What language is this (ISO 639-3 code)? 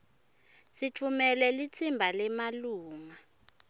ssw